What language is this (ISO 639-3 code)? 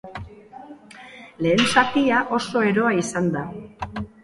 eus